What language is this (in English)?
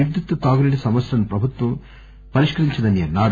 Telugu